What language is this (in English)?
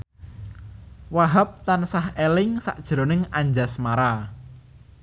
Javanese